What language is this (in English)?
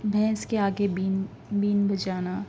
Urdu